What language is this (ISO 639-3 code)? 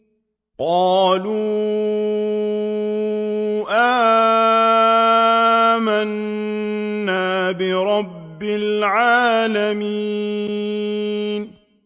ara